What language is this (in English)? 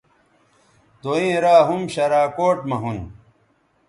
Bateri